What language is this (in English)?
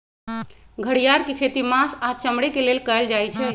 Magahi